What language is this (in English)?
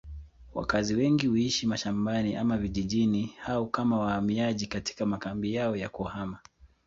Swahili